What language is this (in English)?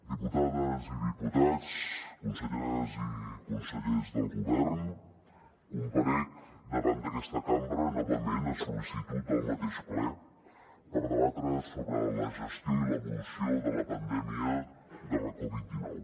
Catalan